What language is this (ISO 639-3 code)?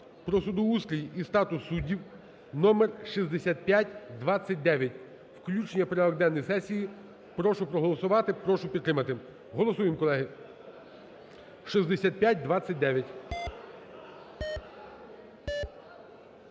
ukr